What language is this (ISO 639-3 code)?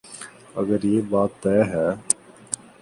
urd